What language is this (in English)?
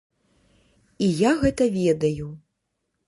Belarusian